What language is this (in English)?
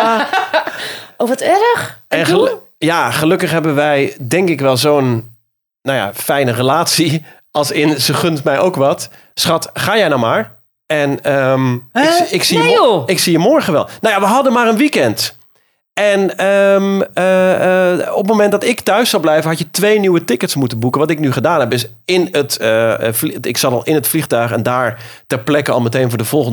Dutch